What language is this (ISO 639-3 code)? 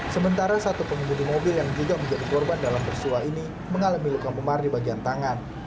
ind